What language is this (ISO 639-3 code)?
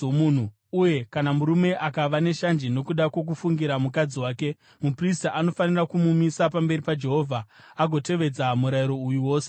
sna